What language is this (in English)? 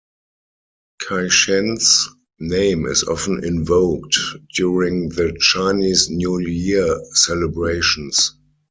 English